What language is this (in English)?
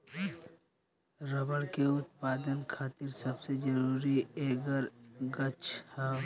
Bhojpuri